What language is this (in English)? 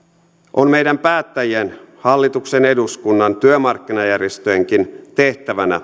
Finnish